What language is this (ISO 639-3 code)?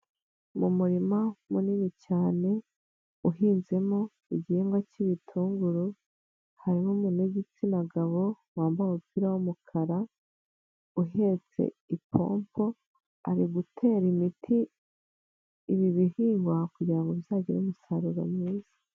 kin